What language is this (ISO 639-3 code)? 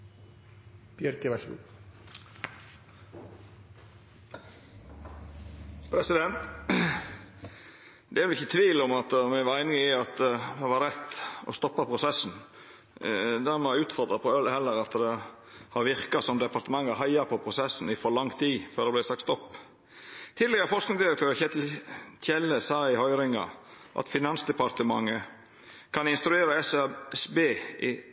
nno